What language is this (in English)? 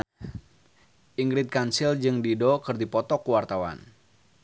Sundanese